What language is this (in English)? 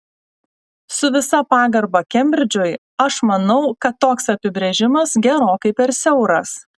Lithuanian